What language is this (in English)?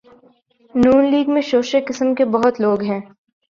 Urdu